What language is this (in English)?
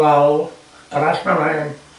Welsh